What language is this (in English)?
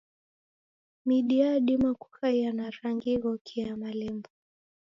Taita